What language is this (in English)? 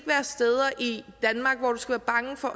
Danish